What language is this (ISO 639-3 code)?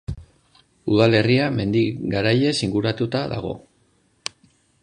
eus